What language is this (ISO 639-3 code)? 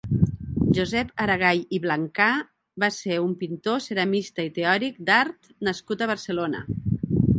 cat